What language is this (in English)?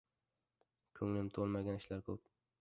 Uzbek